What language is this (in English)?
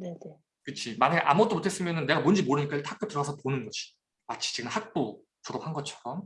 Korean